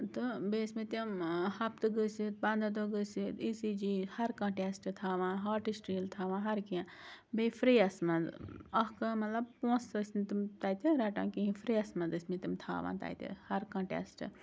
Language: Kashmiri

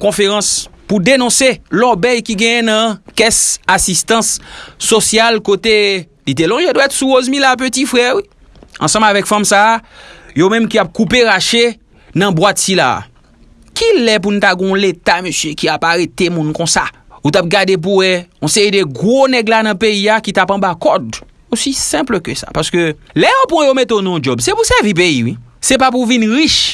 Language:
French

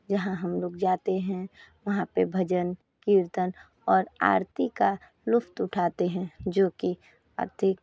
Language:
Hindi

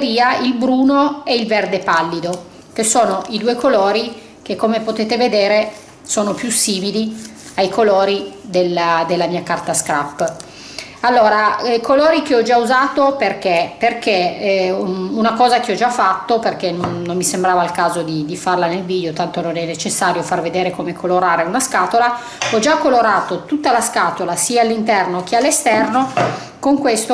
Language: Italian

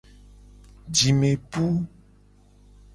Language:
Gen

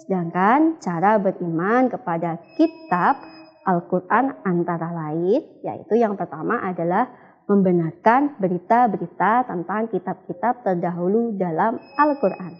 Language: Indonesian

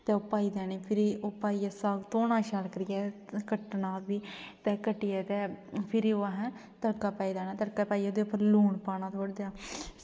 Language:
Dogri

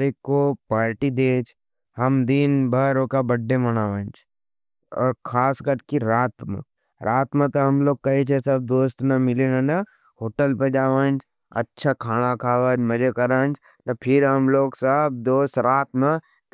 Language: Nimadi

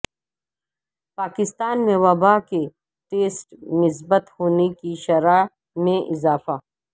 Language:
Urdu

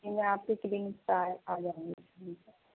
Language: Urdu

